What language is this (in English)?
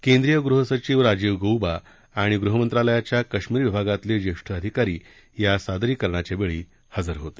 Marathi